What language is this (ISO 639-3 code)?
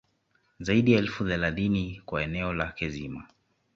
swa